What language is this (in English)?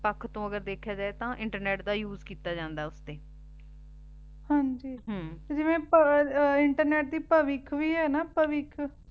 Punjabi